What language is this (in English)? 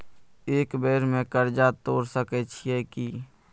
Maithili